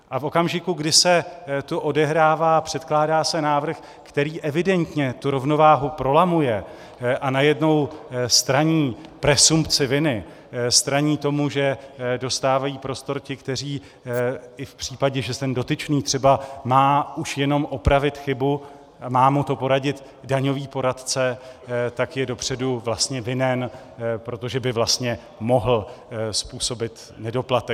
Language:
Czech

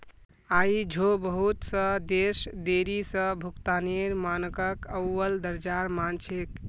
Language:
Magahi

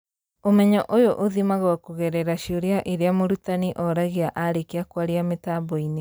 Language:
Kikuyu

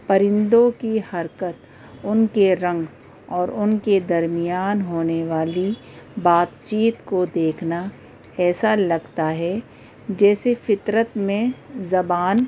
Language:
Urdu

